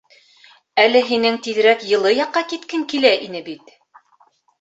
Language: Bashkir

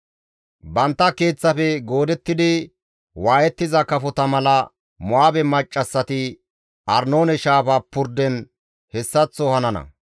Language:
Gamo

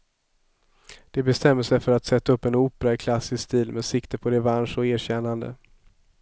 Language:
Swedish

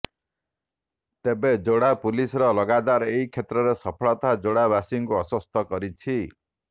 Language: Odia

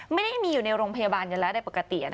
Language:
Thai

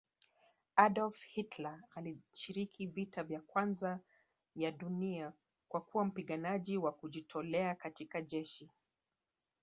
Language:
Swahili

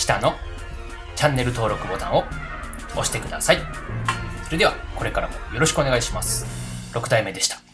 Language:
Japanese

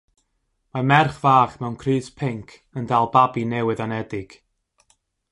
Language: Welsh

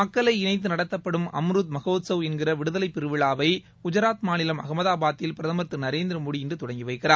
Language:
Tamil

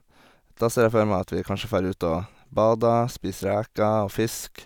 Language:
Norwegian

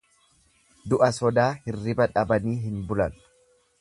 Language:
Oromo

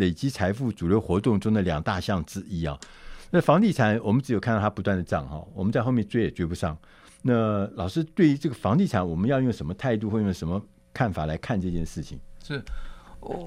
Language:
Chinese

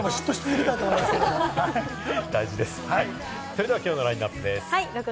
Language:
Japanese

